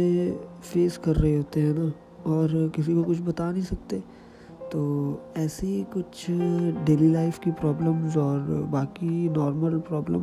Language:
Hindi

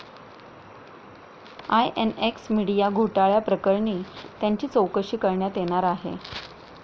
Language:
Marathi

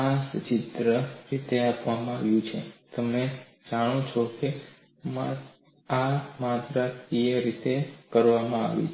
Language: Gujarati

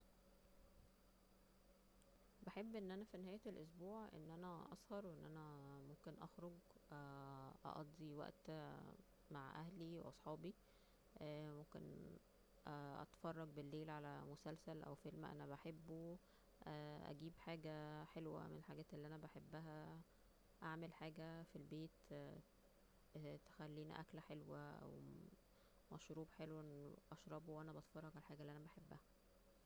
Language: Egyptian Arabic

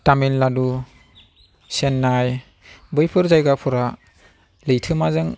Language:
Bodo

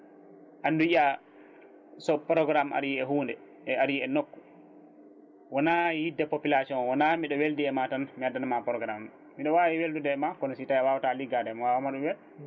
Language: Fula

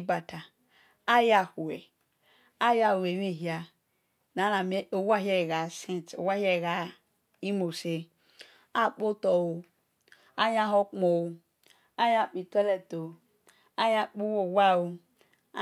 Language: Esan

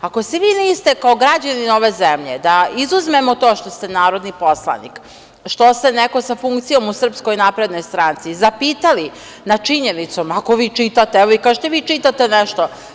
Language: Serbian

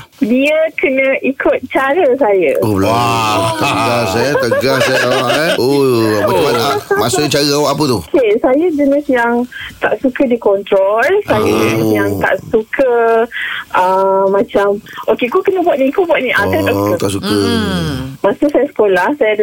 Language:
Malay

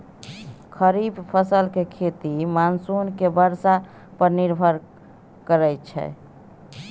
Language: Maithili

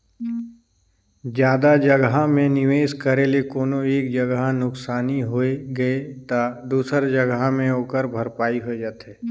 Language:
Chhattisgarhi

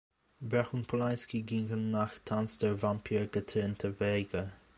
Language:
German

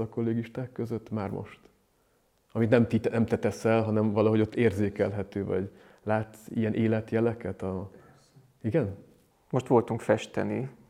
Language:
Hungarian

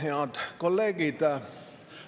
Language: Estonian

